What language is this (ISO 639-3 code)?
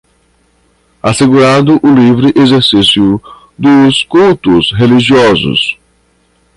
por